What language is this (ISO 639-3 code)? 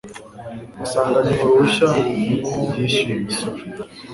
kin